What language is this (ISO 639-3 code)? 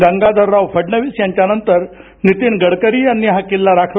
mar